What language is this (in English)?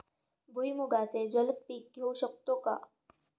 Marathi